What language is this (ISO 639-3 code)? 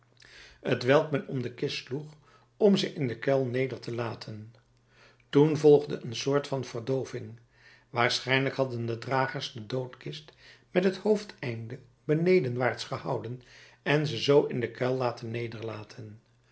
nld